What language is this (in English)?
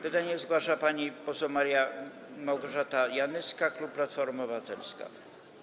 Polish